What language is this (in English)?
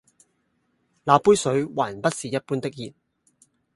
Cantonese